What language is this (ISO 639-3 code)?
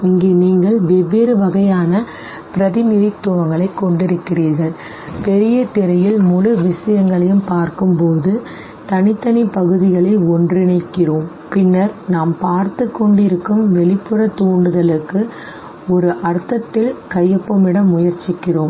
tam